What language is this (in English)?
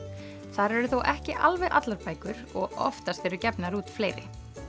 Icelandic